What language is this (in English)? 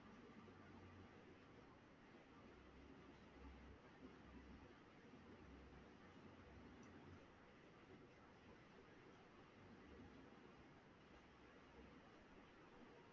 Tamil